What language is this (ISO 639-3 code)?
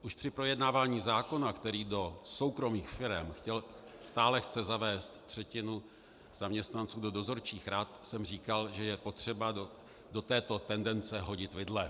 ces